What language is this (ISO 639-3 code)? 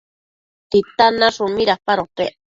mcf